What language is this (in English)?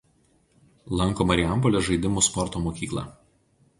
Lithuanian